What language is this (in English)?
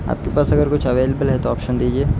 Urdu